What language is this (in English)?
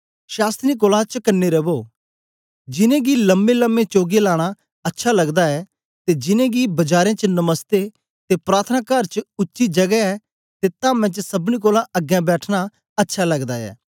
Dogri